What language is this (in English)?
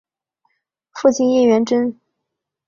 Chinese